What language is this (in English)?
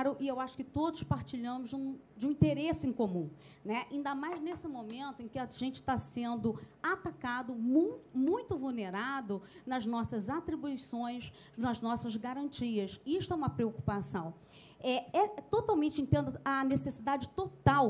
Portuguese